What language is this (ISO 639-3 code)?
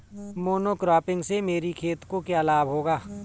hin